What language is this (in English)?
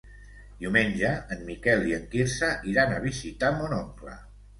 Catalan